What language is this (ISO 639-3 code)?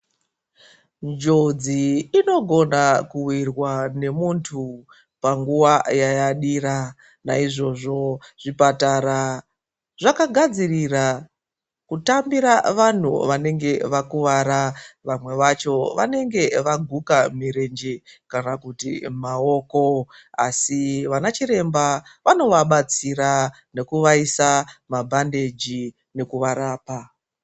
ndc